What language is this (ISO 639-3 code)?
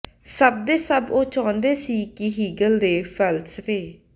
pan